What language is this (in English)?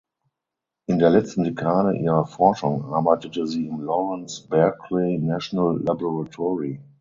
German